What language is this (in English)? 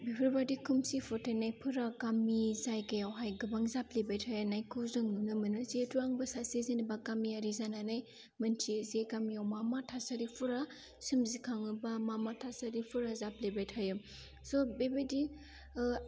Bodo